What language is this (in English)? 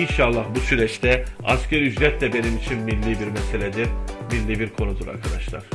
Turkish